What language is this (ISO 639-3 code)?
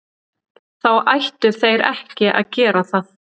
isl